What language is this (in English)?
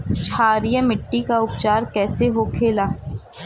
Bhojpuri